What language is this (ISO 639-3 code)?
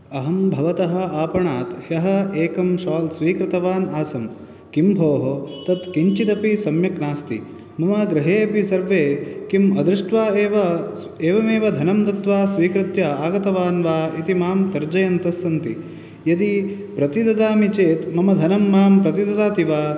san